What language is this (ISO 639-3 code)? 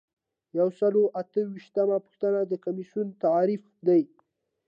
pus